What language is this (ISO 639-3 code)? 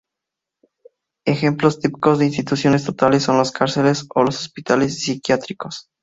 spa